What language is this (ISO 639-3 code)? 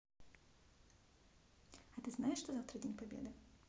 rus